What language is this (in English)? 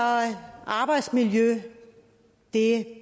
Danish